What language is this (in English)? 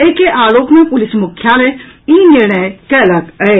Maithili